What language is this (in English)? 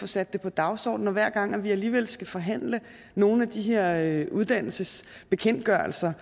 Danish